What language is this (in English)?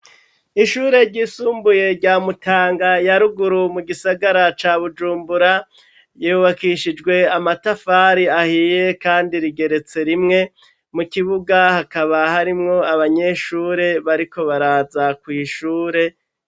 Rundi